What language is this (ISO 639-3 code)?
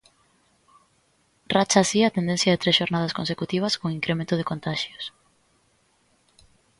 glg